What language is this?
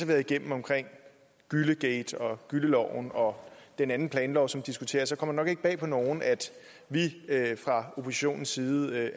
Danish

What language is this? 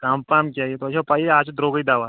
Kashmiri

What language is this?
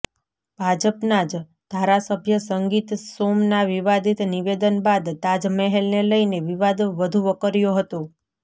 Gujarati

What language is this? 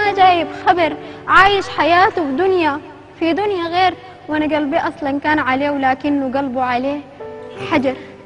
Arabic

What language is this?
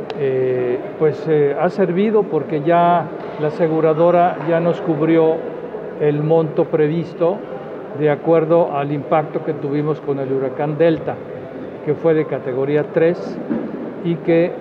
Spanish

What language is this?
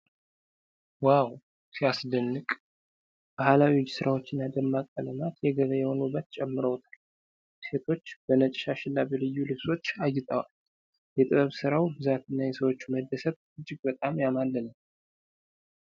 Amharic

